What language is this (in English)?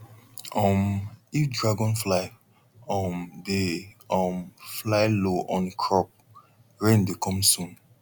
Nigerian Pidgin